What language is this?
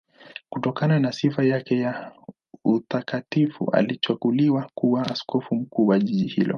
Swahili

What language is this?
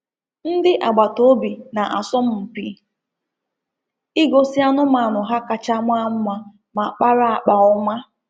Igbo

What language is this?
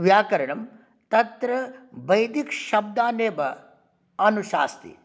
Sanskrit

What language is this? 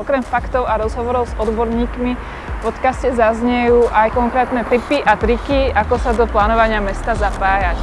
Czech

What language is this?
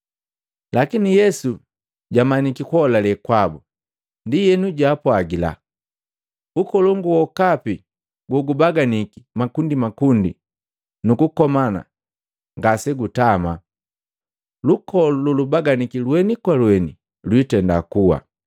Matengo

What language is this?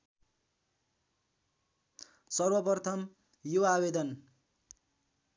Nepali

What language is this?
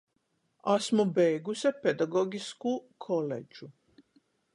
Latgalian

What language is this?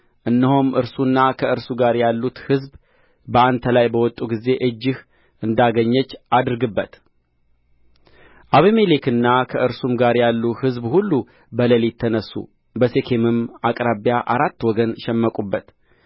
Amharic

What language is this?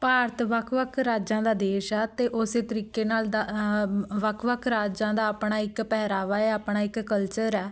Punjabi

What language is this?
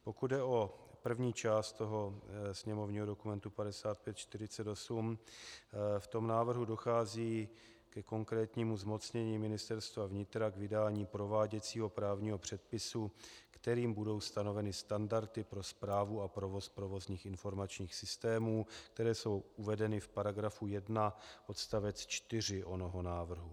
Czech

